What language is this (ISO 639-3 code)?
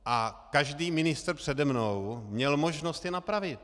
ces